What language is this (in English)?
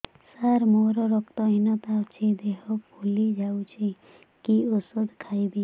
Odia